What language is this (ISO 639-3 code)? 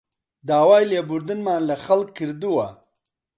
ckb